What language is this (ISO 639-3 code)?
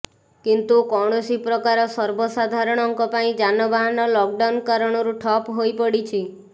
ori